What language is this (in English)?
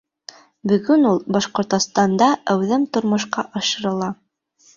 Bashkir